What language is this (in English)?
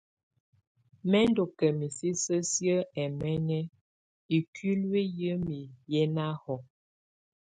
Tunen